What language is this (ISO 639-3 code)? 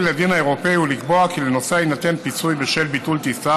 heb